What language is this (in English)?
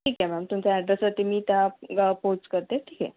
Marathi